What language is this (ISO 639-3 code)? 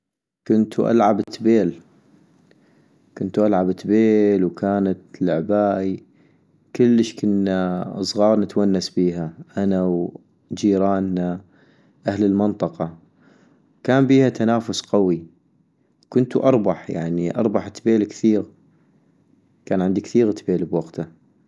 ayp